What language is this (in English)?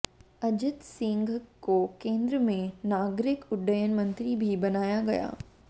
Hindi